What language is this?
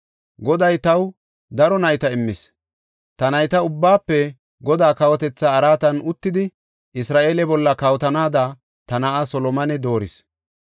Gofa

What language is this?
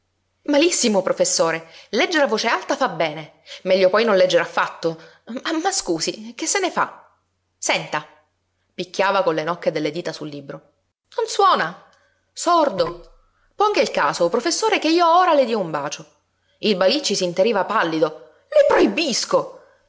Italian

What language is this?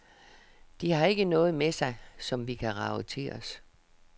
Danish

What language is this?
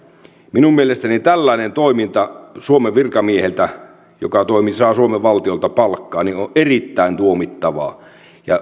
Finnish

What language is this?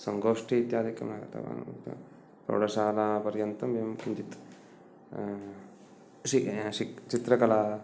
Sanskrit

